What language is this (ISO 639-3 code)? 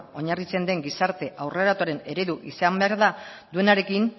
eus